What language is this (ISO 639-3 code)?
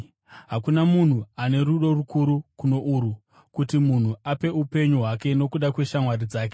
sna